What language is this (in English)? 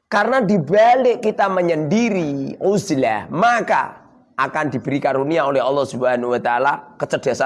Indonesian